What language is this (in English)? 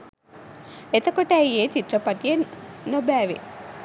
Sinhala